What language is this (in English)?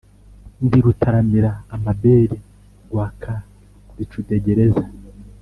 Kinyarwanda